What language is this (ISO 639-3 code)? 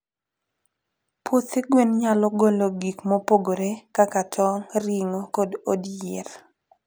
luo